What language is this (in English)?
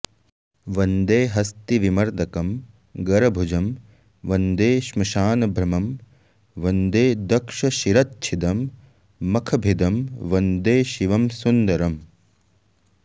Sanskrit